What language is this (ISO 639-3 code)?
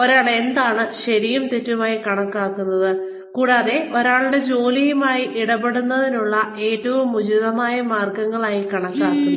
mal